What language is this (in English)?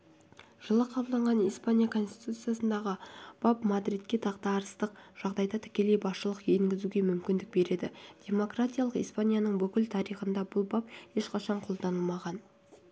Kazakh